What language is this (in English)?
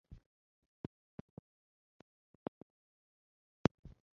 Chinese